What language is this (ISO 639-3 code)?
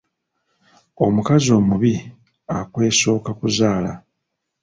lug